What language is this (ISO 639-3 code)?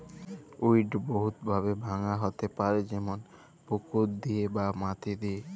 ben